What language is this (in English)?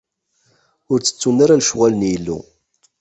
Kabyle